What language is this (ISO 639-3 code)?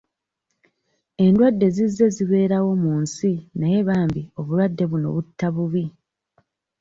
lug